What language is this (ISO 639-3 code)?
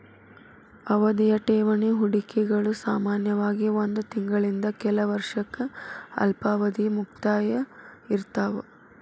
kan